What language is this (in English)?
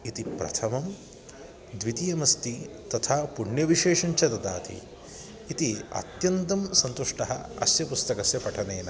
Sanskrit